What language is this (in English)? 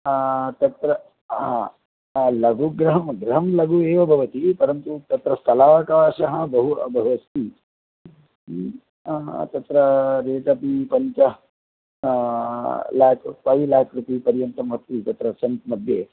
Sanskrit